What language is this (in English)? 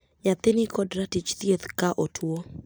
Luo (Kenya and Tanzania)